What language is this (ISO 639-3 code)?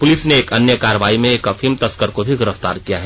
hin